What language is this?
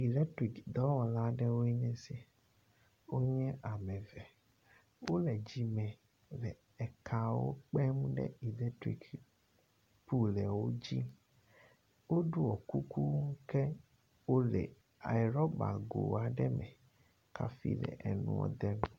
Ewe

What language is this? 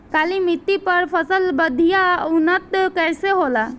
Bhojpuri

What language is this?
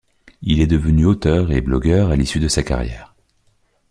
French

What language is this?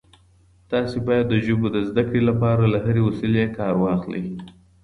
Pashto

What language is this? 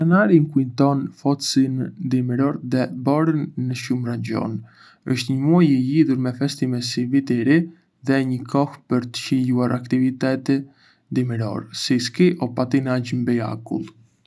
Arbëreshë Albanian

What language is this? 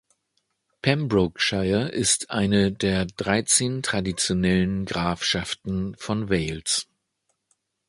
German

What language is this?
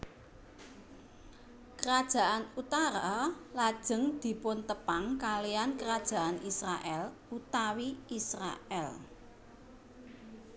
Javanese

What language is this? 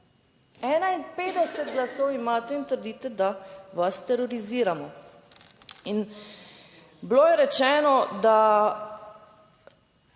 Slovenian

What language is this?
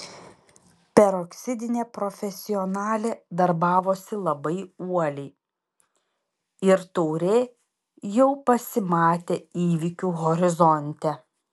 Lithuanian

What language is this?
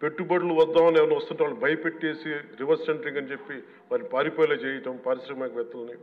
Telugu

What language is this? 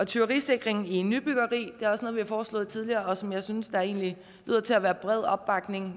Danish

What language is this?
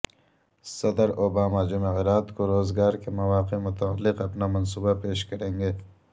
Urdu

